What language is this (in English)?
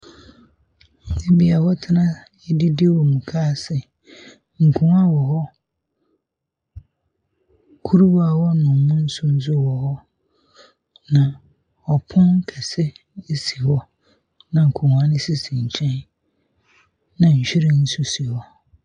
Akan